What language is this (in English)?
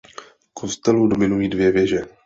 Czech